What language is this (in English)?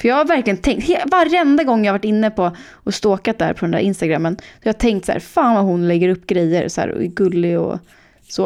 Swedish